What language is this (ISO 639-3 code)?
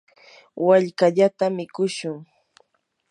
qur